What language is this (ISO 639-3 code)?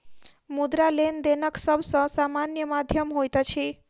mai